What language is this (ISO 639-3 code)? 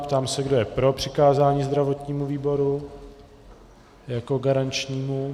ces